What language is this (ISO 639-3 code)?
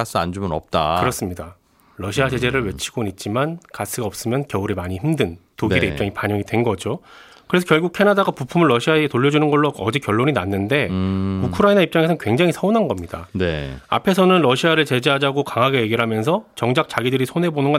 kor